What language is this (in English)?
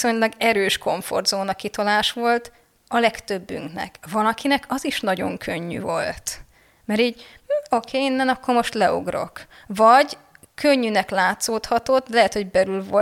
Hungarian